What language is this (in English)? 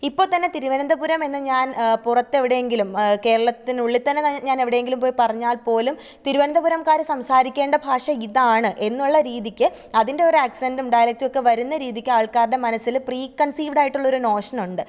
Malayalam